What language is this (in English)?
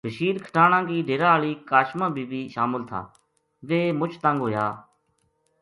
Gujari